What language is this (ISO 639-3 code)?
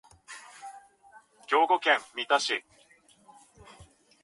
jpn